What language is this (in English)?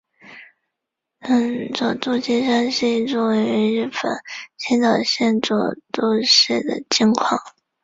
Chinese